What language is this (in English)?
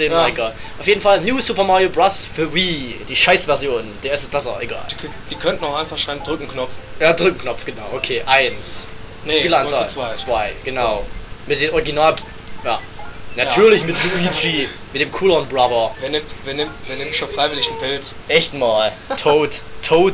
German